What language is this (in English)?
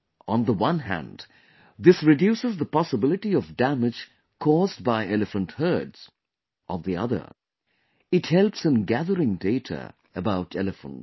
English